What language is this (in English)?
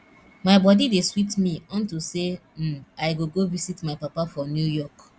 Nigerian Pidgin